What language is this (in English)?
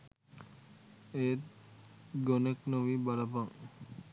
Sinhala